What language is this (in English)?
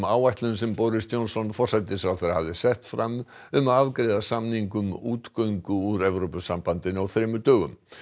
Icelandic